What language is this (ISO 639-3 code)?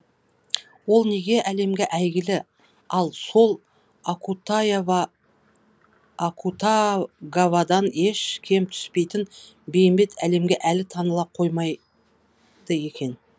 kaz